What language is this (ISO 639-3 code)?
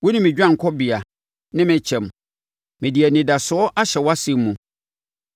aka